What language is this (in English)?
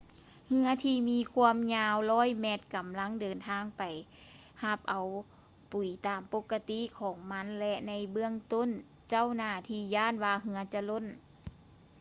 Lao